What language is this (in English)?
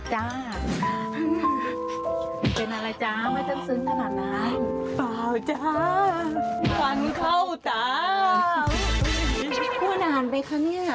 Thai